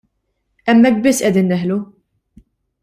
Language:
Maltese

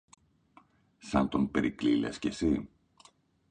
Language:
Greek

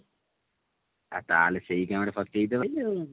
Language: Odia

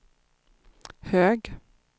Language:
Swedish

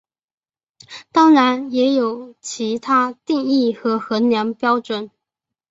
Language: Chinese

